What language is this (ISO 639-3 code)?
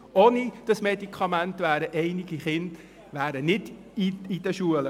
gsw